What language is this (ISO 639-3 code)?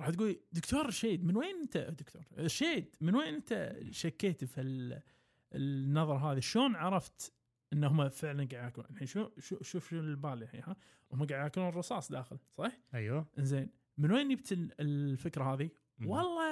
ara